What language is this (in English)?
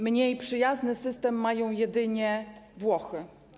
Polish